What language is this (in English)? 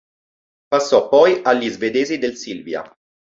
Italian